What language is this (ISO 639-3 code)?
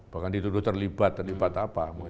ind